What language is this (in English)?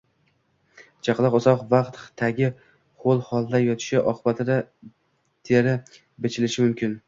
Uzbek